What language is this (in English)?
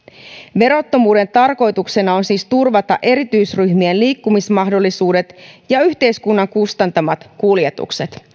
Finnish